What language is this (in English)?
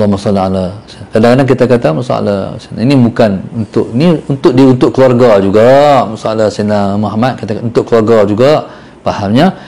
Malay